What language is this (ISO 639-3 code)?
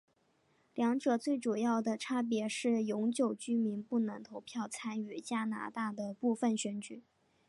zho